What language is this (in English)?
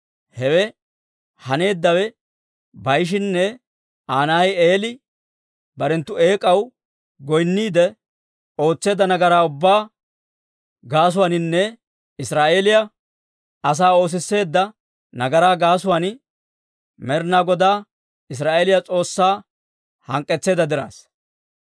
Dawro